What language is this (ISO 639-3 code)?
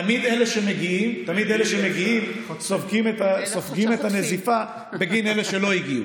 heb